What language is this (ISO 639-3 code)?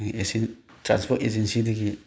mni